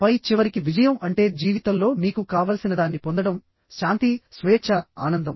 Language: Telugu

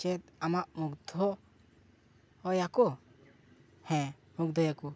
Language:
Santali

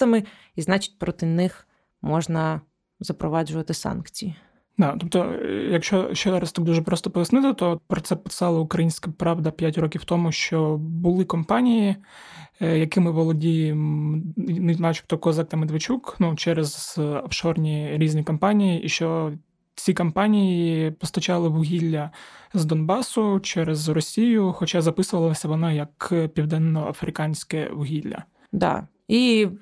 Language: Ukrainian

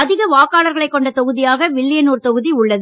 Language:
Tamil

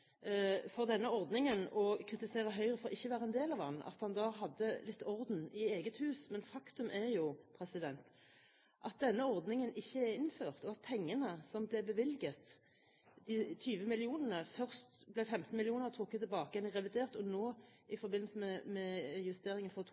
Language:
Norwegian Bokmål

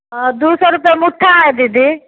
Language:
Maithili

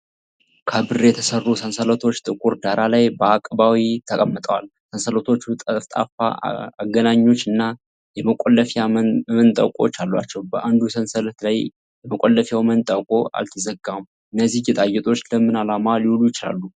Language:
Amharic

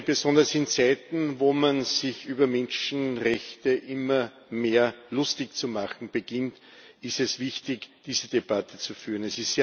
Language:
German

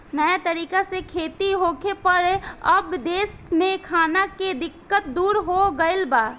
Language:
Bhojpuri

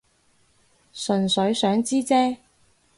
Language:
Cantonese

